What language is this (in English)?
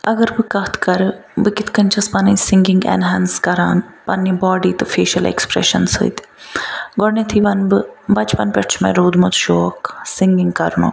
Kashmiri